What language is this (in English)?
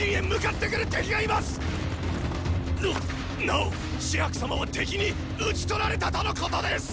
Japanese